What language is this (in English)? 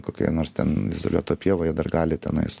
Lithuanian